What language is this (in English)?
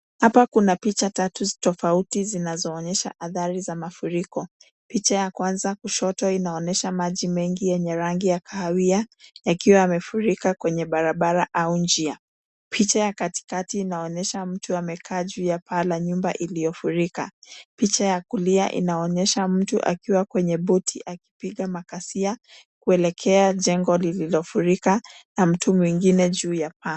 Swahili